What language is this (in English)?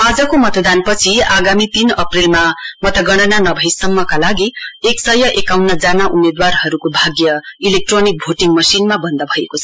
Nepali